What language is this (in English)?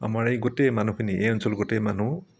Assamese